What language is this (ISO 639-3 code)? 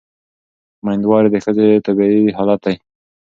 pus